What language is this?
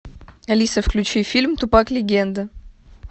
Russian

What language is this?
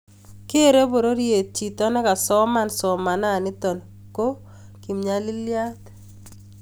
Kalenjin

